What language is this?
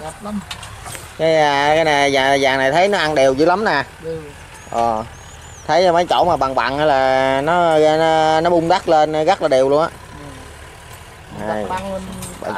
Vietnamese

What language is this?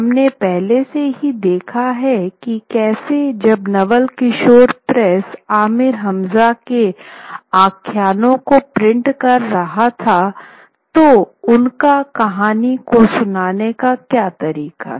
Hindi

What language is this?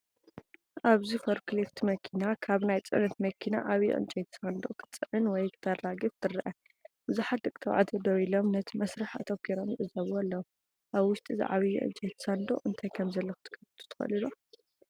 Tigrinya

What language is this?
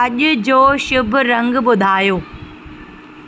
Sindhi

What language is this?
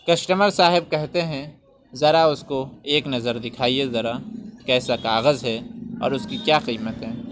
Urdu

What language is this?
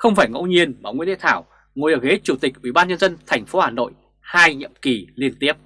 Vietnamese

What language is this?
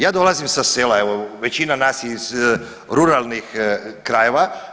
Croatian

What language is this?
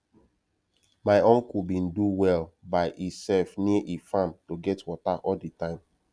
Nigerian Pidgin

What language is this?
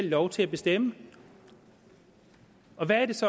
Danish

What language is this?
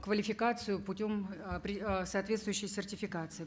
Kazakh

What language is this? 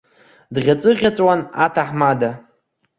Abkhazian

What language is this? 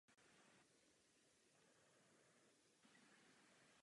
Czech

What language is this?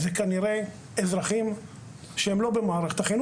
Hebrew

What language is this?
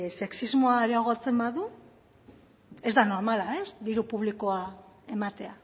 Basque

